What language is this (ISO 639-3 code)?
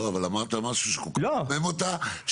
heb